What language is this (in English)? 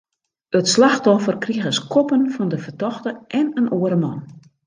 Western Frisian